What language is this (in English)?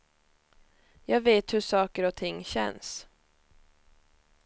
Swedish